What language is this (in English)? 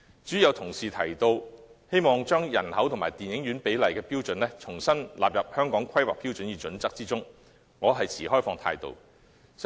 Cantonese